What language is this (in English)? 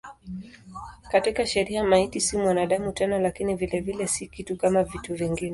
Swahili